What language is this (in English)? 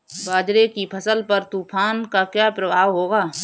Hindi